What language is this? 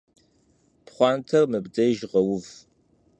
Kabardian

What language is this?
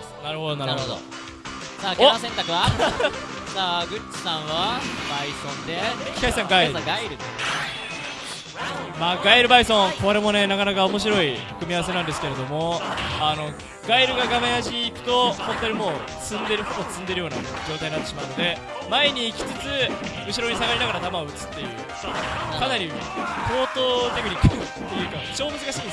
Japanese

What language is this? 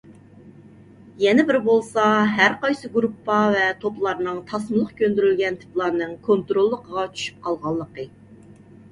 Uyghur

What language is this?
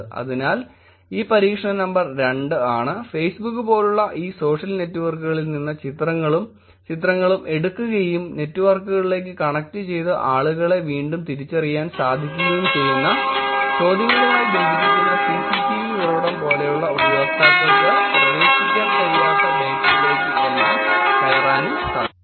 Malayalam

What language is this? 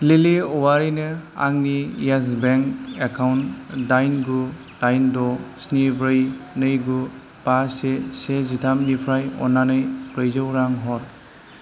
Bodo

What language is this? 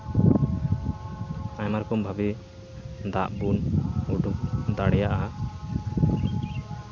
Santali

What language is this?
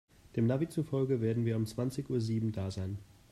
German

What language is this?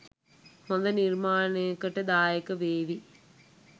Sinhala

